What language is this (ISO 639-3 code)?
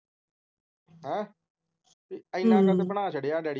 pan